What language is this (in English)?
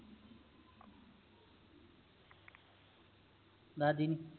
Punjabi